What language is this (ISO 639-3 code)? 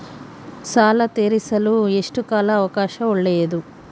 kan